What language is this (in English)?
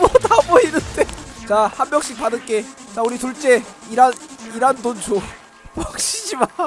Korean